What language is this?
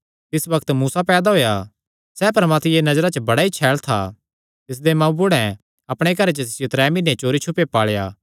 Kangri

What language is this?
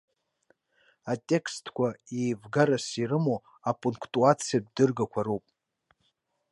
Abkhazian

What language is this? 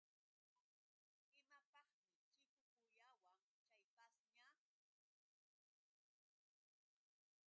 Yauyos Quechua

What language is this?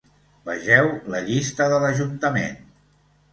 Catalan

